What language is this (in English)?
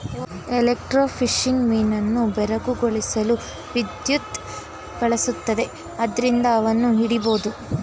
Kannada